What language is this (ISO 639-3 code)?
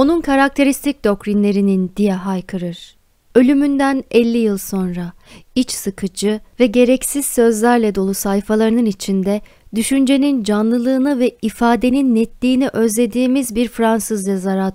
tur